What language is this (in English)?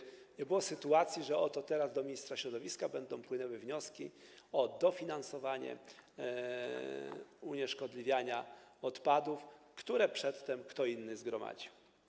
Polish